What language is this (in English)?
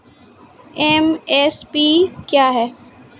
Maithili